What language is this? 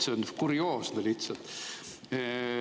Estonian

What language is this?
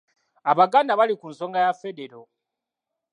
Ganda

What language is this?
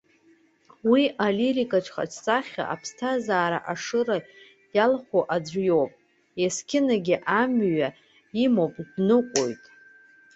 Abkhazian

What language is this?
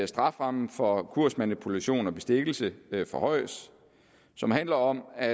Danish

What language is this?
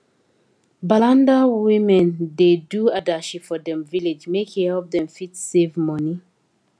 Nigerian Pidgin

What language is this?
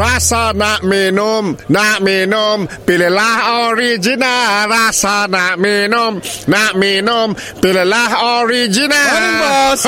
Malay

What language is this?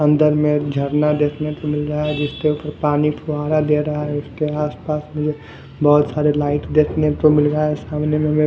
Hindi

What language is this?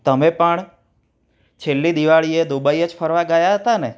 Gujarati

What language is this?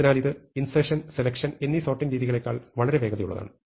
Malayalam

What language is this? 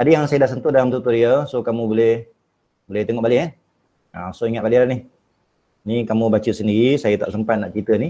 Malay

